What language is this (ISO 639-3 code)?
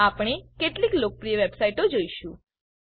guj